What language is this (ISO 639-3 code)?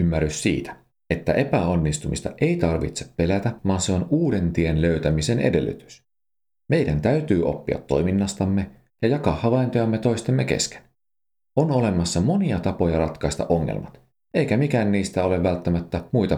fin